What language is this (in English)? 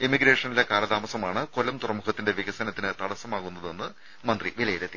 Malayalam